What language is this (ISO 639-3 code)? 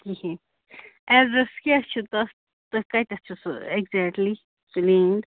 kas